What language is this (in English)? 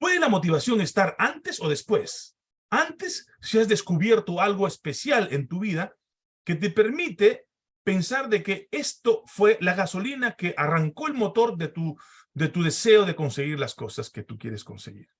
Spanish